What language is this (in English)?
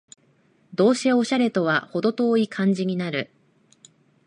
Japanese